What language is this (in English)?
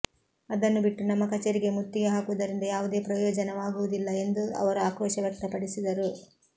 Kannada